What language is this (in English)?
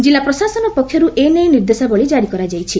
Odia